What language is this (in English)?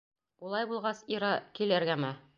Bashkir